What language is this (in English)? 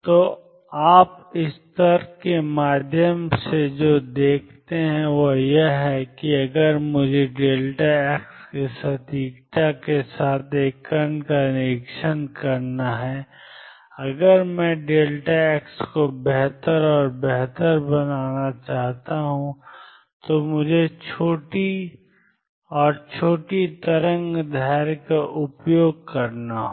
Hindi